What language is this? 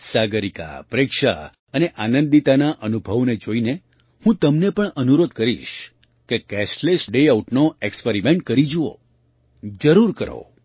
Gujarati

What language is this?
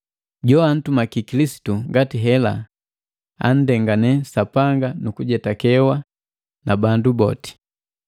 Matengo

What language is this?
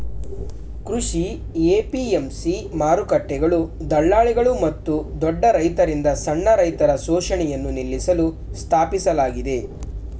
Kannada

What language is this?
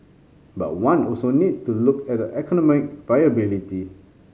English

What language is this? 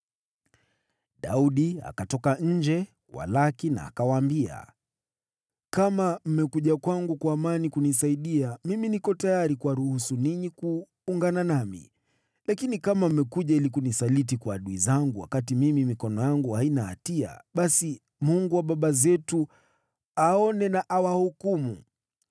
Swahili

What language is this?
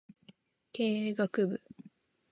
Japanese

